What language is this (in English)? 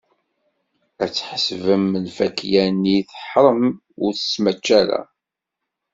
Kabyle